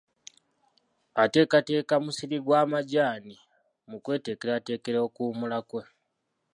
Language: Ganda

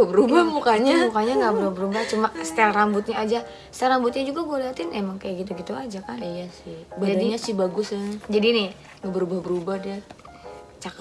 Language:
Indonesian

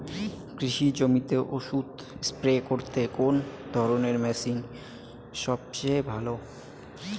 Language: Bangla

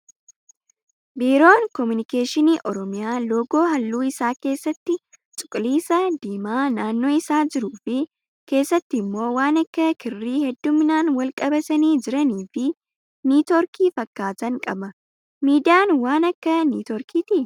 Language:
Oromo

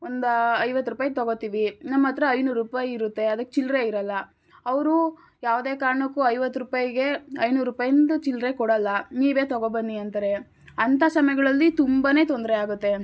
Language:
Kannada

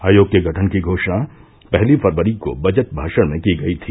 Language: Hindi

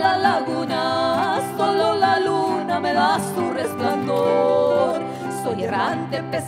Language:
Spanish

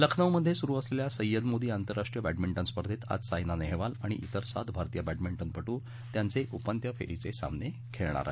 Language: Marathi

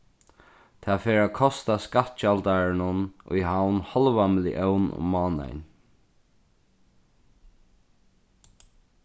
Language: Faroese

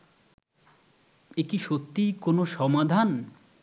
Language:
Bangla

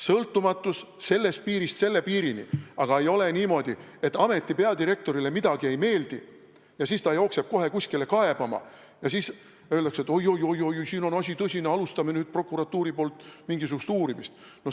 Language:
Estonian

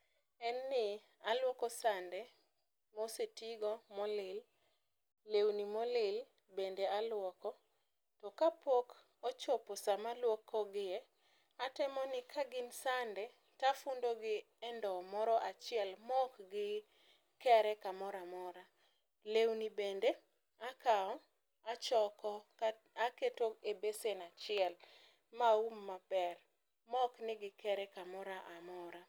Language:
Luo (Kenya and Tanzania)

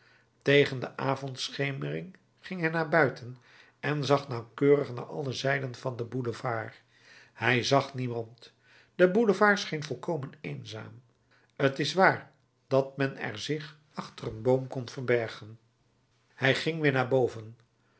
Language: Dutch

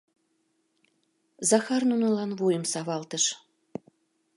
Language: Mari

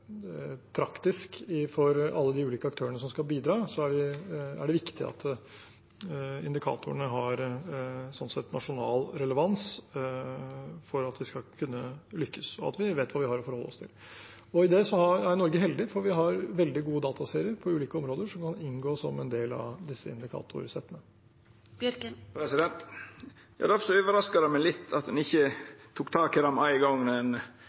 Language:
Norwegian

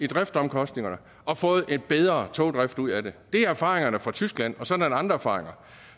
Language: Danish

